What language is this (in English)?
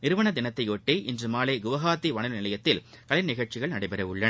Tamil